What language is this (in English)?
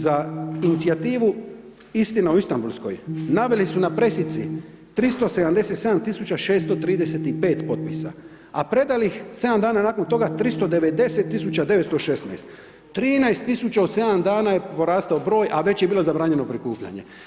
Croatian